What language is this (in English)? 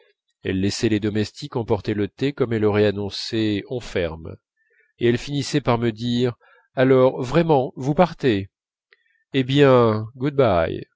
French